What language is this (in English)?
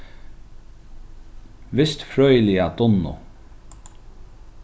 Faroese